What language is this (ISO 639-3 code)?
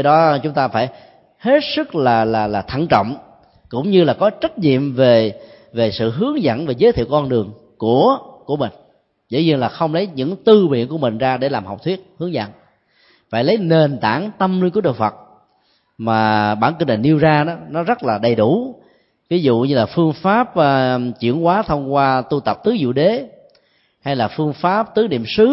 vie